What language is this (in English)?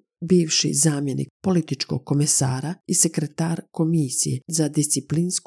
Croatian